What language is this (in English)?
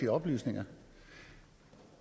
Danish